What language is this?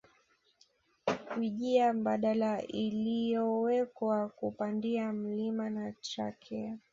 Swahili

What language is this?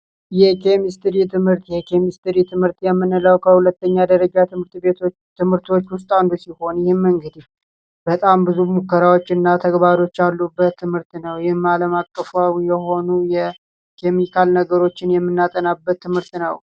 Amharic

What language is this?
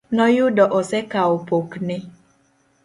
Luo (Kenya and Tanzania)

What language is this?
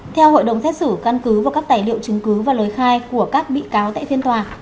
Vietnamese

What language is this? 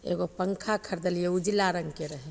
Maithili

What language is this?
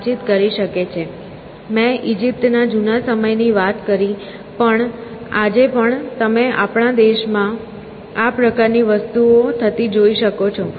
Gujarati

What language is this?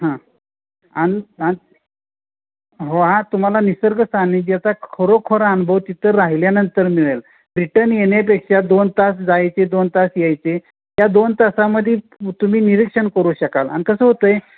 Marathi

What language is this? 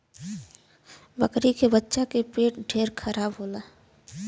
Bhojpuri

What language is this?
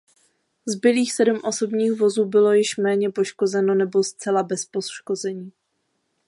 Czech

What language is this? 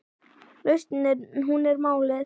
Icelandic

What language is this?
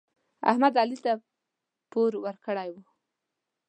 Pashto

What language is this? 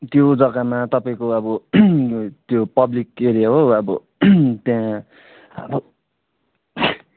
Nepali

